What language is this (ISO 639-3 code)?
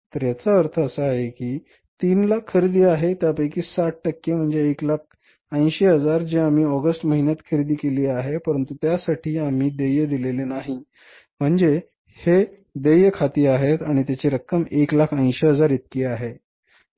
mar